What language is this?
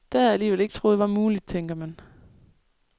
Danish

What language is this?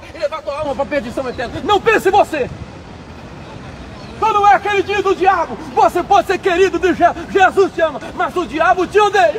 Portuguese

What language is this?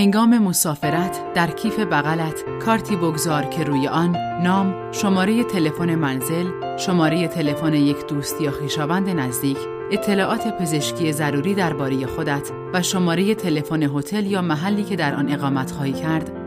Persian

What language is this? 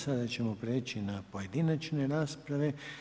Croatian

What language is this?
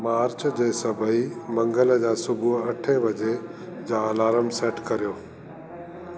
Sindhi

